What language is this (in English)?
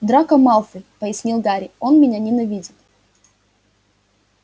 Russian